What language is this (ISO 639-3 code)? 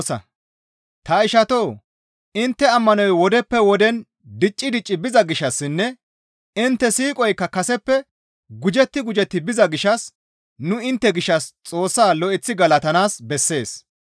gmv